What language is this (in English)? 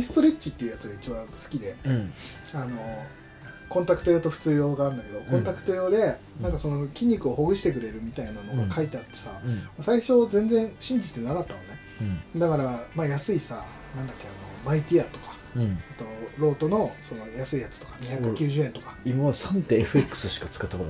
Japanese